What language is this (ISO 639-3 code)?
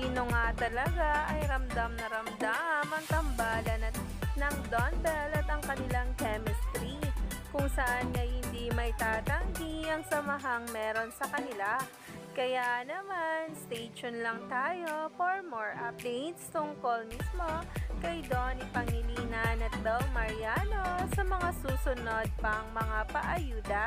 fil